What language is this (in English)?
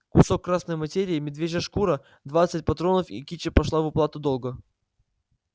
Russian